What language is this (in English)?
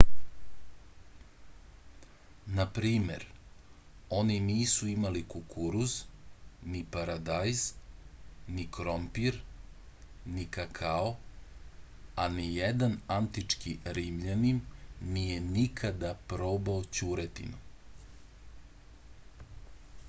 Serbian